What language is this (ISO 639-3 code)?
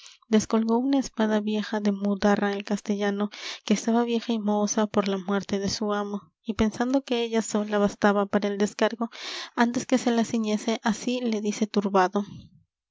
spa